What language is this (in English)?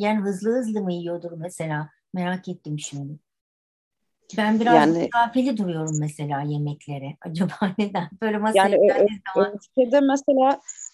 Turkish